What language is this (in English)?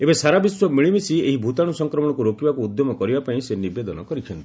Odia